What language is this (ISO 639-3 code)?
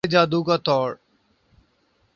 urd